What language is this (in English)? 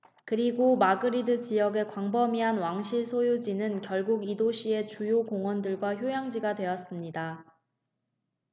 Korean